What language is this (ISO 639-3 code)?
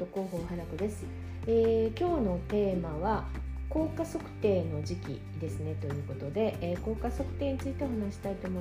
jpn